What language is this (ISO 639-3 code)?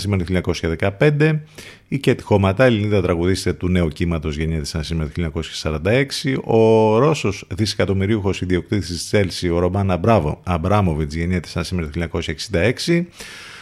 ell